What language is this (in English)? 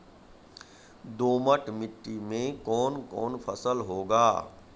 Maithili